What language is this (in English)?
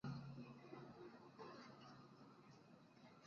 Chinese